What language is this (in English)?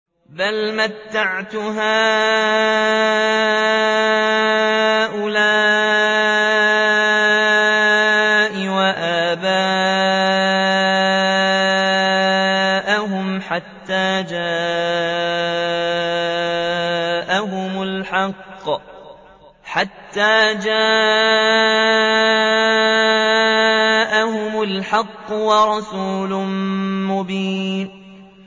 Arabic